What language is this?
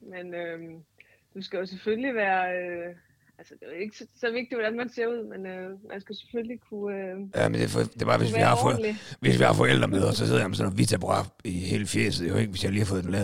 Danish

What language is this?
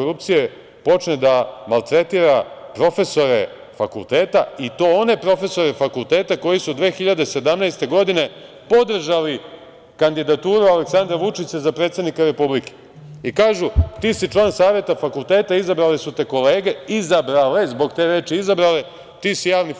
Serbian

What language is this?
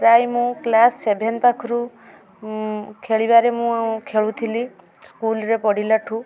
Odia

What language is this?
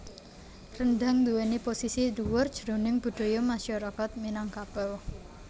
Javanese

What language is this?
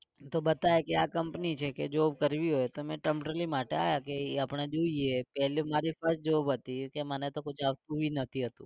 Gujarati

